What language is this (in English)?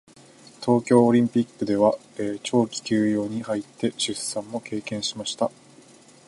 Japanese